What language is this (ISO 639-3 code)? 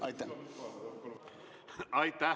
est